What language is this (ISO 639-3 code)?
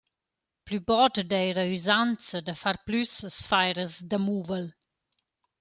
roh